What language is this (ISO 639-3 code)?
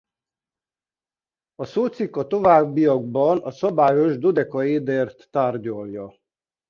hun